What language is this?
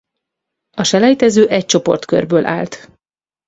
Hungarian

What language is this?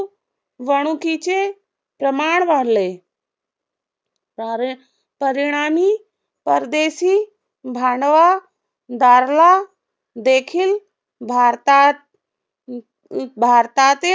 Marathi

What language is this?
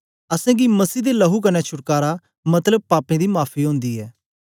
Dogri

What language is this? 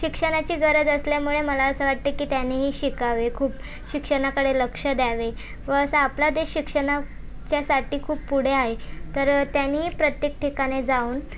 Marathi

